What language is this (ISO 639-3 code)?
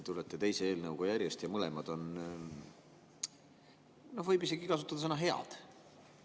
est